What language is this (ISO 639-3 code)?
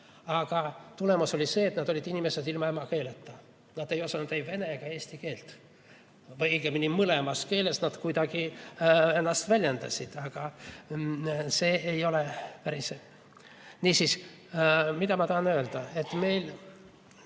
est